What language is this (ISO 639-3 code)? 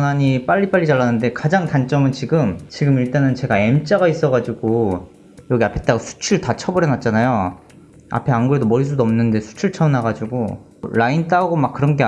kor